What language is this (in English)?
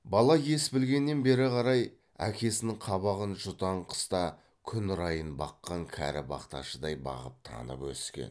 Kazakh